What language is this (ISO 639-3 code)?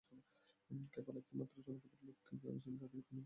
ben